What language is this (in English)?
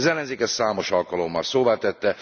Hungarian